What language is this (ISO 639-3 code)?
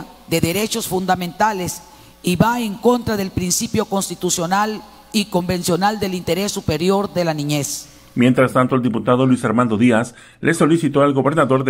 spa